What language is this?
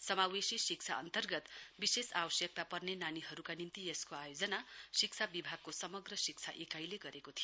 Nepali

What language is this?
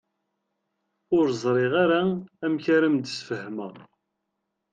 Kabyle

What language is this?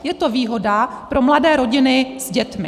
Czech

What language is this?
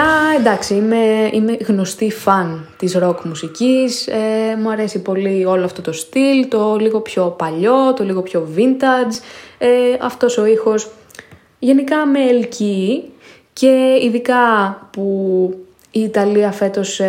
Greek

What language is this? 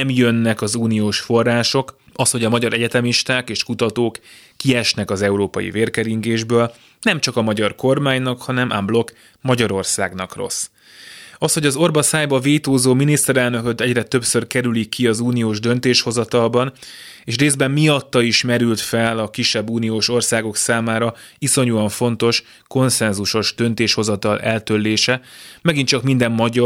Hungarian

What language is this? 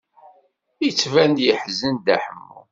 Kabyle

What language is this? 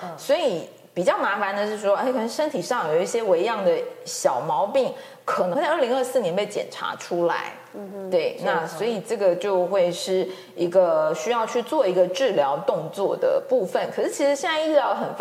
Chinese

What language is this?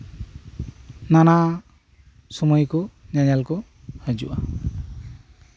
Santali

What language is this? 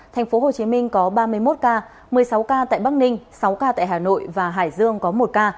Vietnamese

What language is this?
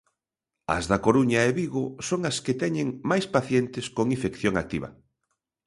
Galician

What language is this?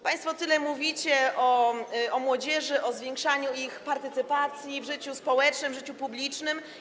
Polish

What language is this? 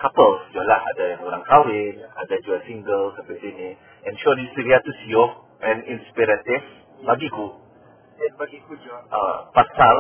Malay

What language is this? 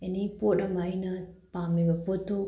Manipuri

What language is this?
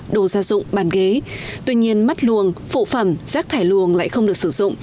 Vietnamese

